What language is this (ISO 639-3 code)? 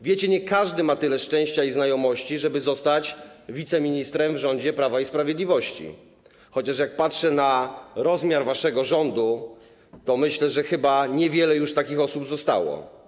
pol